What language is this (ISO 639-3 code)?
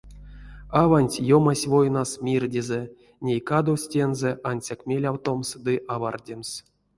myv